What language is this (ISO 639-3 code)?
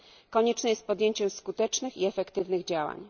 pol